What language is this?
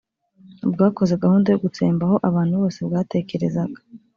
Kinyarwanda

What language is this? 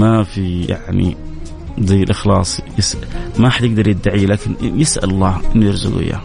Arabic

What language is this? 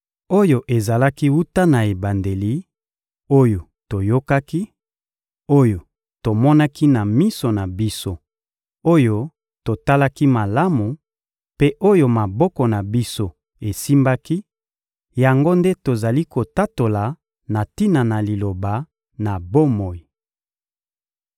Lingala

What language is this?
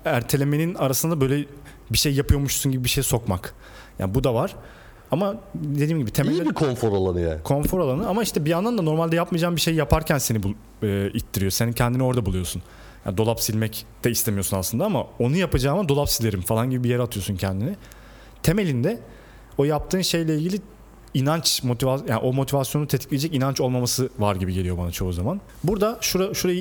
Turkish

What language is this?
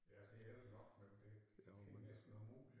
Danish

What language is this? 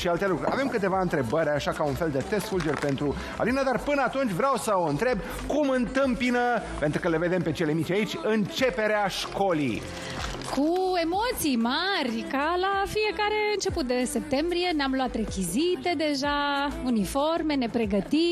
Romanian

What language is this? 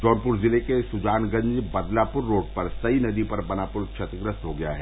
Hindi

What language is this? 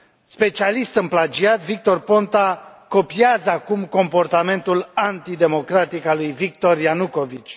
Romanian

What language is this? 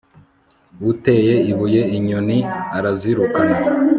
Kinyarwanda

